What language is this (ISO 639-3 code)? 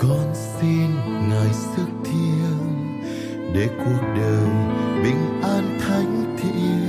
vie